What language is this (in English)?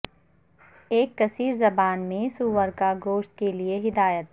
Urdu